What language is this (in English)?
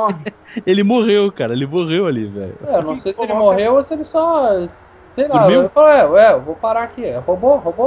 Portuguese